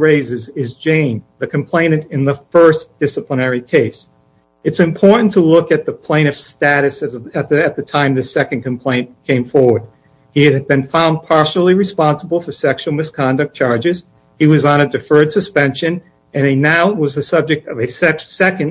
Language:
English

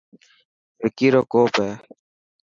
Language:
Dhatki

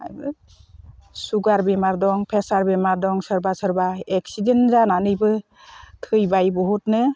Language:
Bodo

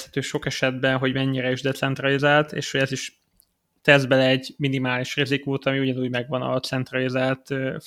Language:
Hungarian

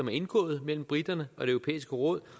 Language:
Danish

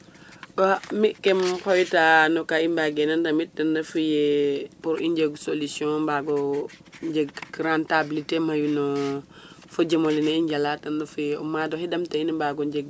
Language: Serer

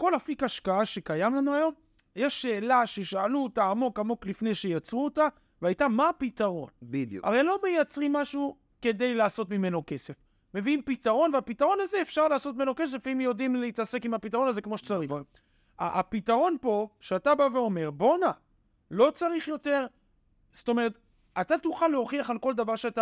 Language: Hebrew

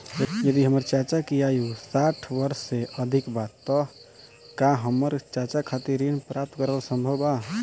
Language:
Bhojpuri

